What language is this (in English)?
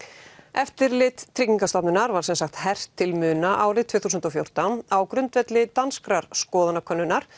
Icelandic